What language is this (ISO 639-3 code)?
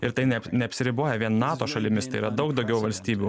lit